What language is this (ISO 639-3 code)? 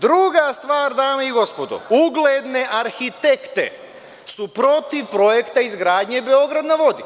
srp